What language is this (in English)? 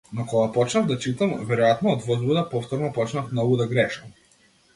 Macedonian